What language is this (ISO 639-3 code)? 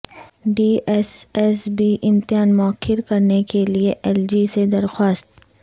urd